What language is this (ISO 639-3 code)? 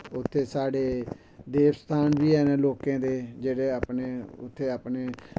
doi